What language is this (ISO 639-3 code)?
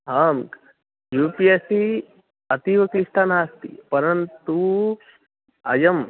san